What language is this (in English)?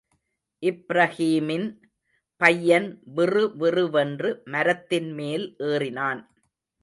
Tamil